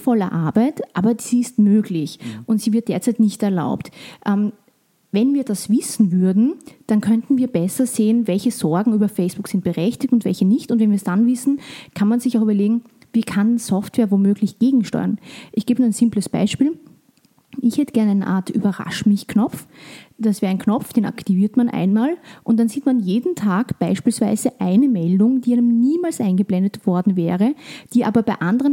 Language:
German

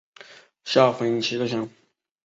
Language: Chinese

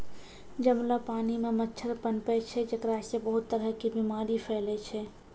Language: Maithili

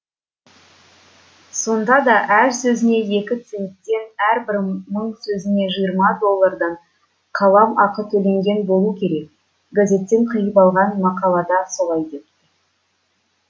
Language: Kazakh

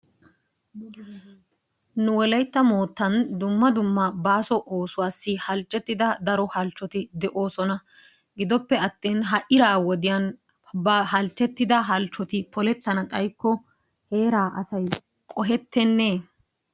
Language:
Wolaytta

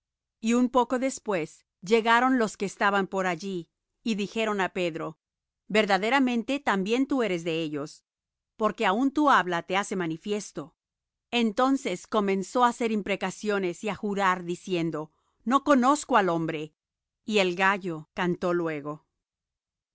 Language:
Spanish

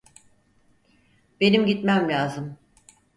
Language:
Turkish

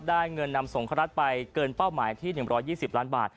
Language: Thai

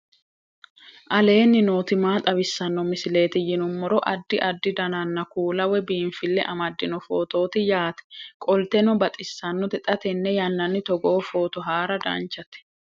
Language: Sidamo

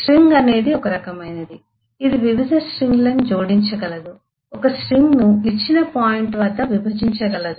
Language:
Telugu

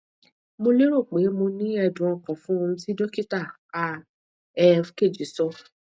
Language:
Yoruba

